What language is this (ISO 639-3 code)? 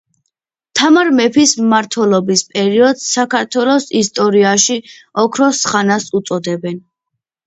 kat